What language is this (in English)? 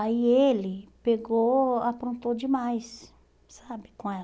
Portuguese